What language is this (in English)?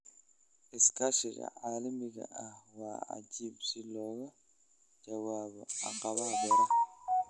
Somali